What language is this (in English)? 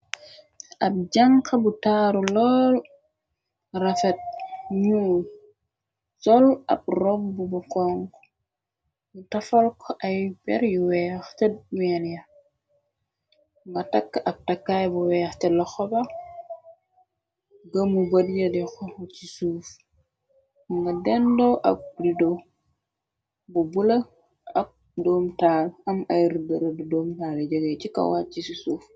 Wolof